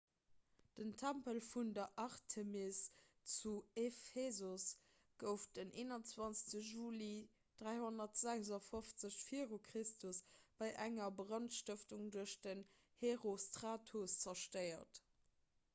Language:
Luxembourgish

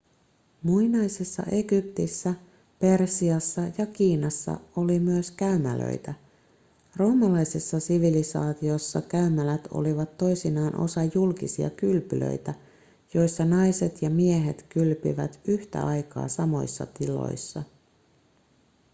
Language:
Finnish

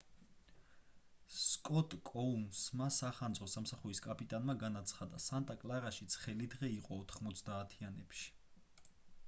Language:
Georgian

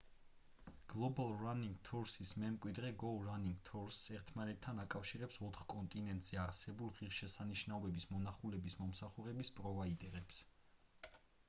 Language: Georgian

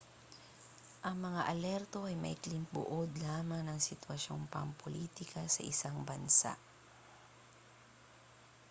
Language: Filipino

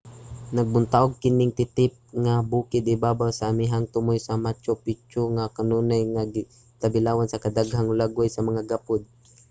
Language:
Cebuano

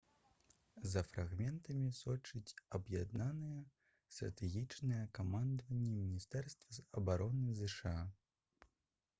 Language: Belarusian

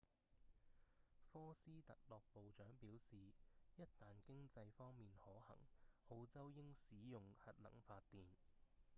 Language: Cantonese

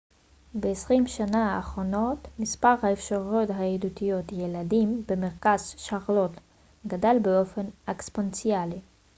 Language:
Hebrew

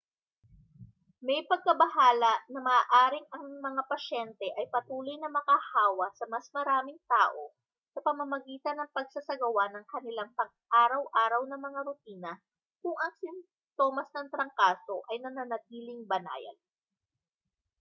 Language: Filipino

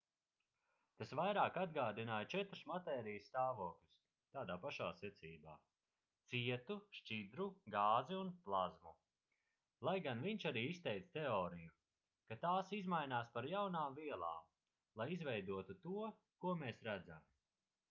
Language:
Latvian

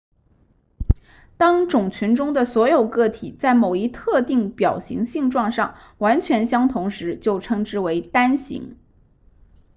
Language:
Chinese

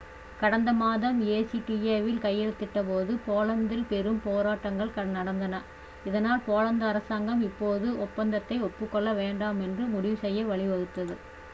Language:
Tamil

